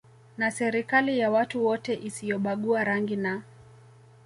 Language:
Swahili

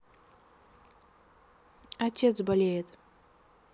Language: Russian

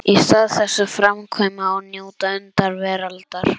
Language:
Icelandic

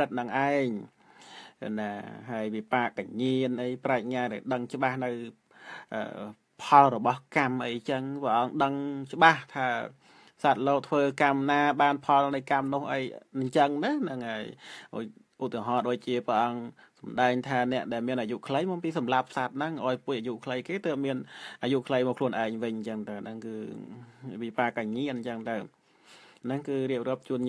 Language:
Thai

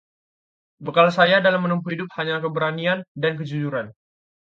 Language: Indonesian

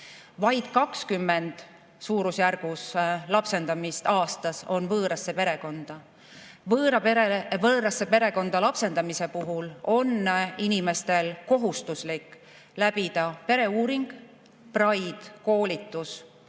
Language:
Estonian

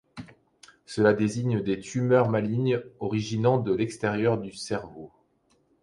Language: French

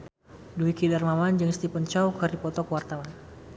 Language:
Sundanese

